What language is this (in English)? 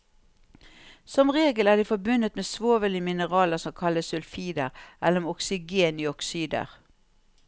Norwegian